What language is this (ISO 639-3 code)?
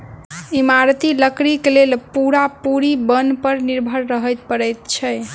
mai